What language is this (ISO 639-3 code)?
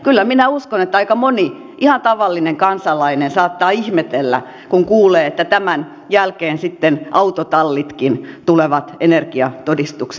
fin